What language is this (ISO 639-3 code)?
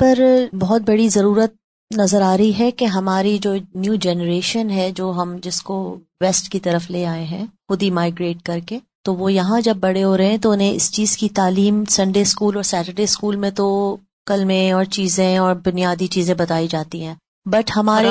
urd